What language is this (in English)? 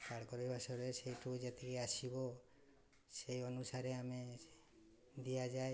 Odia